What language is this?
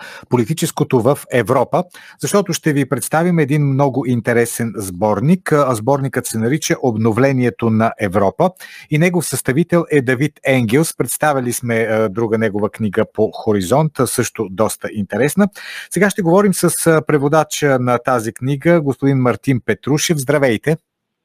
Bulgarian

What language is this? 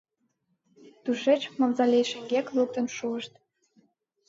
Mari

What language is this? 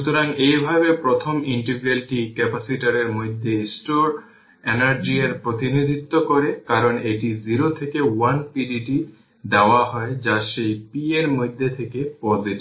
Bangla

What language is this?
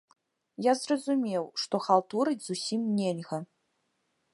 Belarusian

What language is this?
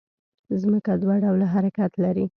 Pashto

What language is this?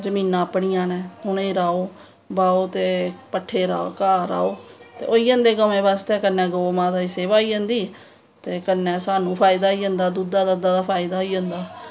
Dogri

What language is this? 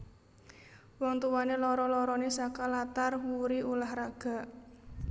Javanese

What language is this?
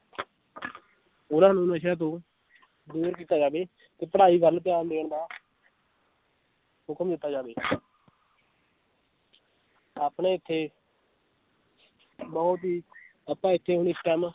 Punjabi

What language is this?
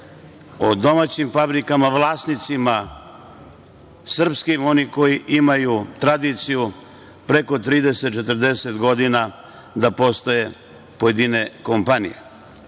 Serbian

